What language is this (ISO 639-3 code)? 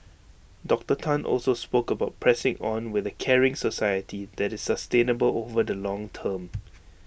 eng